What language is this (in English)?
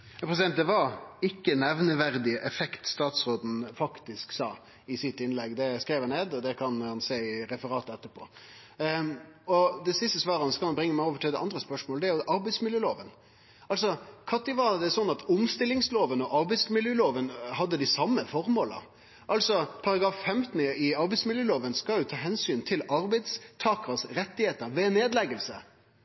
Norwegian